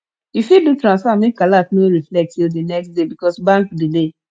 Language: Nigerian Pidgin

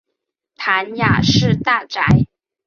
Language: Chinese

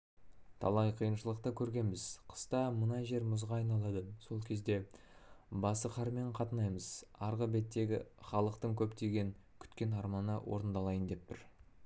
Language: Kazakh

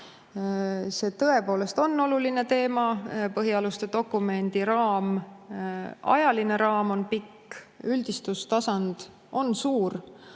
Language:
Estonian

